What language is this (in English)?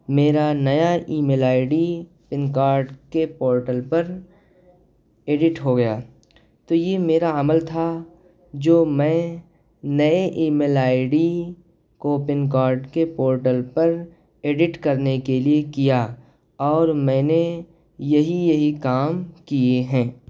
Urdu